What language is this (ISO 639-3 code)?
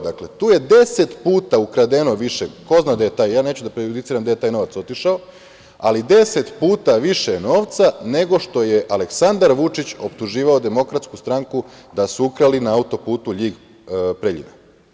srp